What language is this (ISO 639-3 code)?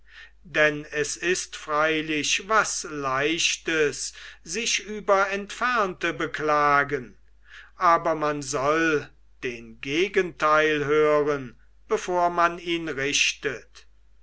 deu